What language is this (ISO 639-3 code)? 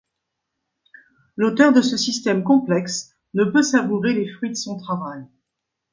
fra